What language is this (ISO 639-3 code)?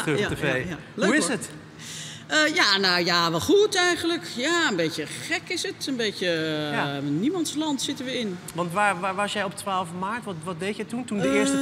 nld